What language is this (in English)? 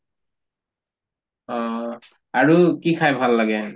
Assamese